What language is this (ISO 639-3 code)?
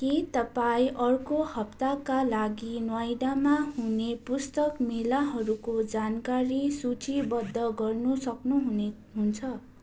nep